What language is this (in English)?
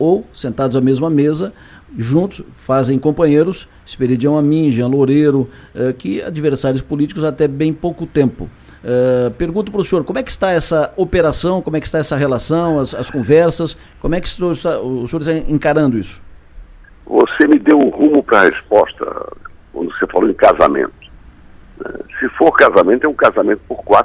Portuguese